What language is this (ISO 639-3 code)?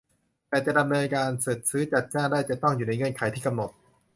tha